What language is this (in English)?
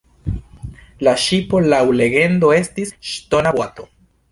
Esperanto